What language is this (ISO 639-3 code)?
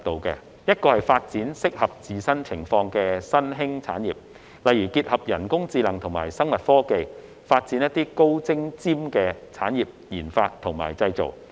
yue